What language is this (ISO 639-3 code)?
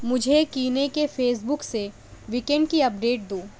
urd